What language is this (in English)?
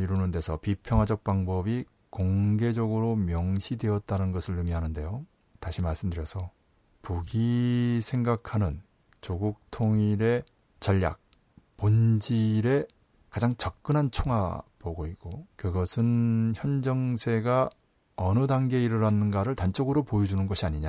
Korean